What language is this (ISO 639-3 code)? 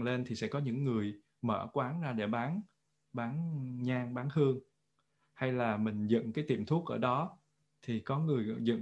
vie